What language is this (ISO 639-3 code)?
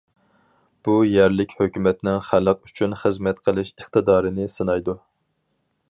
uig